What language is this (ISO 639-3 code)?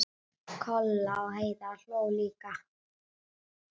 isl